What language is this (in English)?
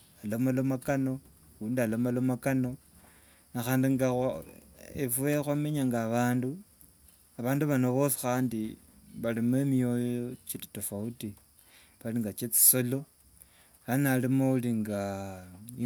Wanga